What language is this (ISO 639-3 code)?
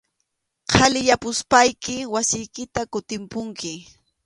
qxu